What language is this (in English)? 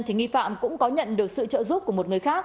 Vietnamese